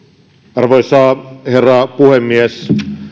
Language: Finnish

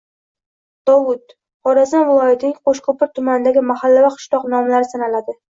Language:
Uzbek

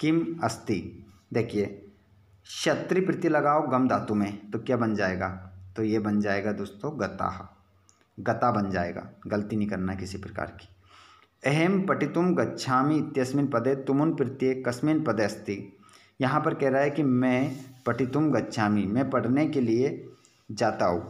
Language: Hindi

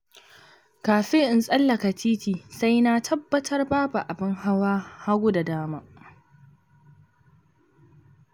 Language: Hausa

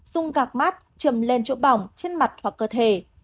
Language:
Vietnamese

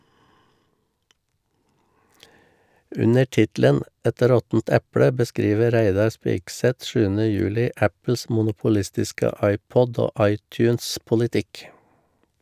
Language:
Norwegian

